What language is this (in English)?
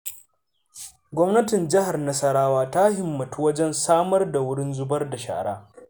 Hausa